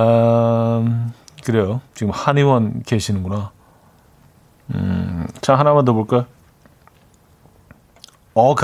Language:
Korean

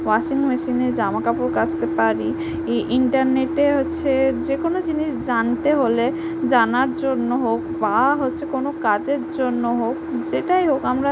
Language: Bangla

